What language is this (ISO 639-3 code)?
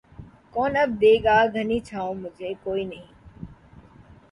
urd